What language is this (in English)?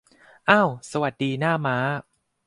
Thai